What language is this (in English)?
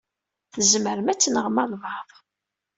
Kabyle